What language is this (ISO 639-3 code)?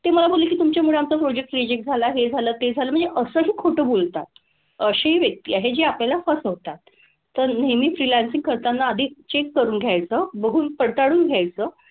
mar